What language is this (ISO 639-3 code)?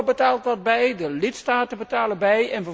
nld